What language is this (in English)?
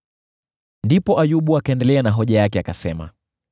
Swahili